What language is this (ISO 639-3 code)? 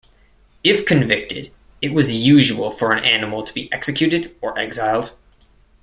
eng